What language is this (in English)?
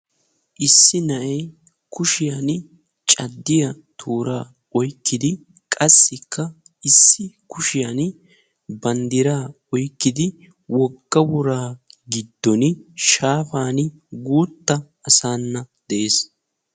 Wolaytta